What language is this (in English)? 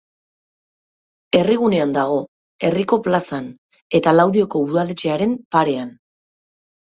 Basque